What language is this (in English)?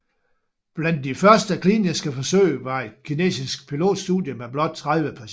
Danish